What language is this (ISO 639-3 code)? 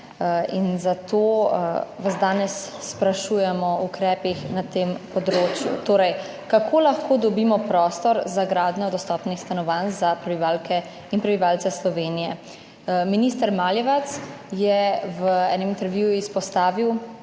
slv